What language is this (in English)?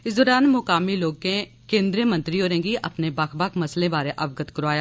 Dogri